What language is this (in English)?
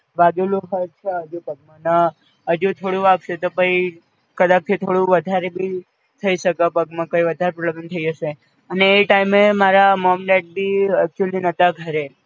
Gujarati